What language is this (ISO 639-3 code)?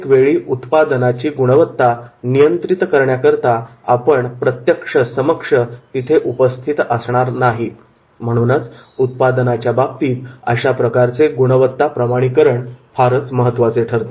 mar